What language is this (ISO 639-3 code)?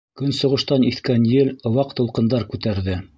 bak